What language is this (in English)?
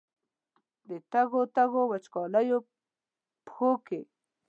Pashto